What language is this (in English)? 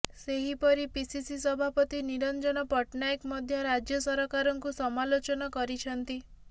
Odia